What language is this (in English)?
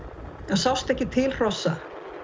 Icelandic